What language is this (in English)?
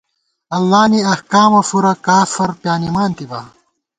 Gawar-Bati